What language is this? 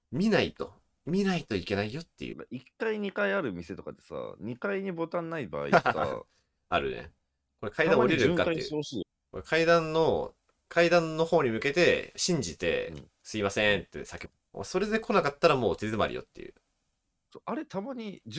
Japanese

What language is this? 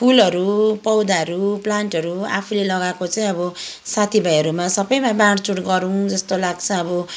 Nepali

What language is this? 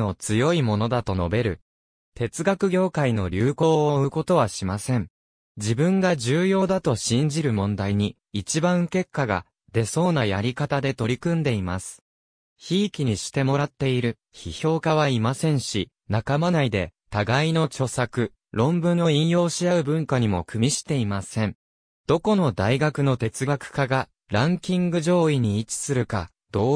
Japanese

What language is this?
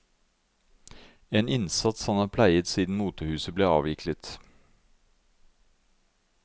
Norwegian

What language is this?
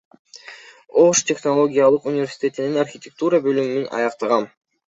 Kyrgyz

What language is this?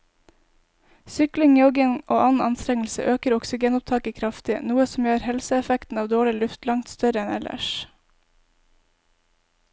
Norwegian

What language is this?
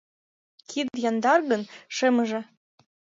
Mari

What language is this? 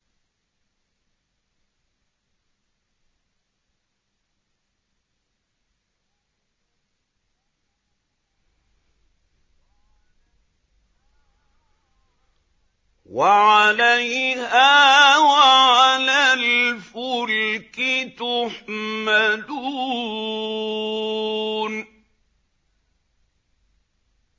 Arabic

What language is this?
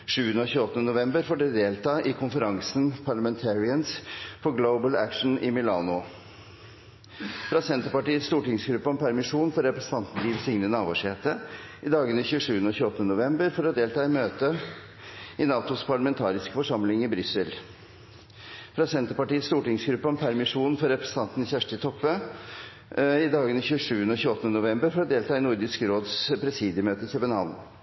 Norwegian Bokmål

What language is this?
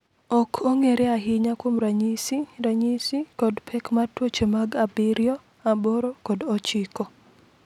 Luo (Kenya and Tanzania)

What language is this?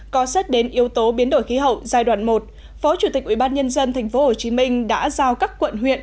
Vietnamese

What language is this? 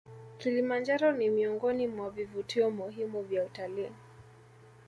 Swahili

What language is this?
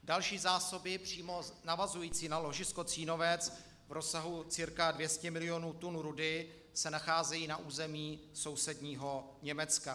Czech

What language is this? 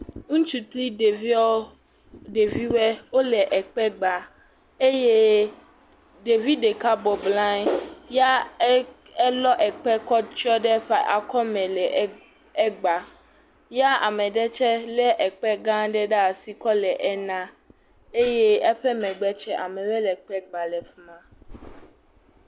Ewe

